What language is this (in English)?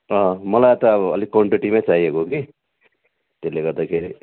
Nepali